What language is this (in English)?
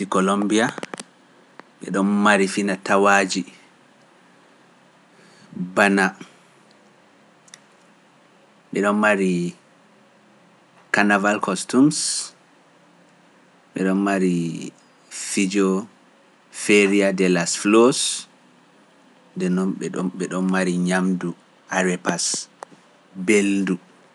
Pular